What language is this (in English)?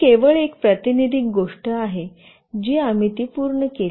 Marathi